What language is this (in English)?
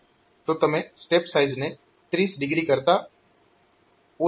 Gujarati